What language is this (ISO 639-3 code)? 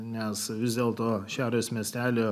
lit